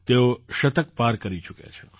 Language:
Gujarati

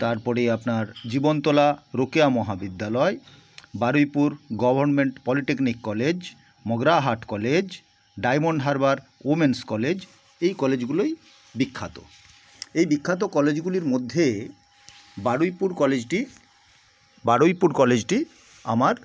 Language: Bangla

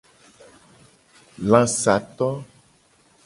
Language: Gen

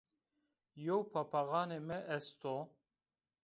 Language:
Zaza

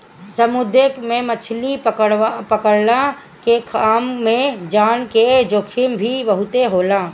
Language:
Bhojpuri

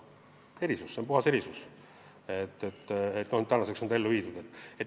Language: Estonian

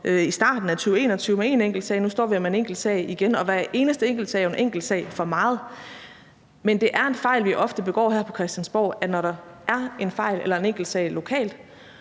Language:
Danish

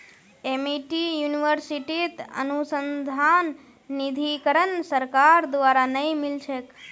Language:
Magahi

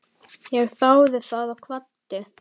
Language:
Icelandic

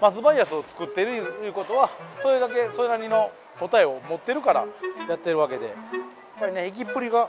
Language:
Japanese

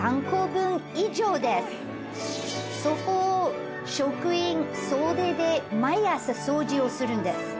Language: Japanese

